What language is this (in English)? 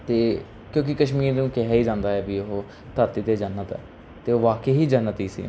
Punjabi